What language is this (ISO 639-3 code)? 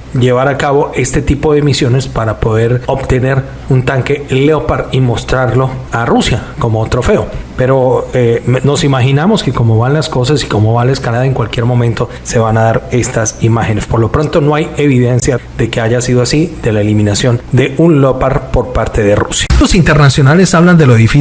spa